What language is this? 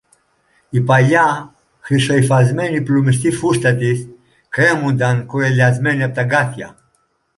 Greek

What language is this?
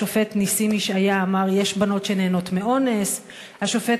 Hebrew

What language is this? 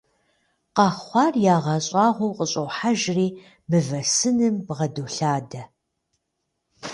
Kabardian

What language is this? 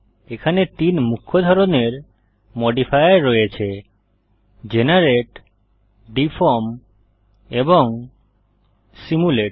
Bangla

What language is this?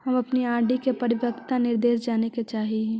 Magahi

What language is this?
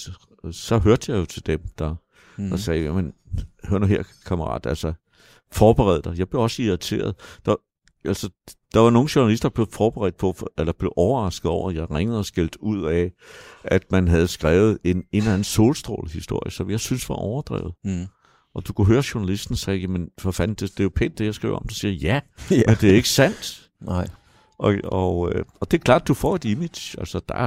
Danish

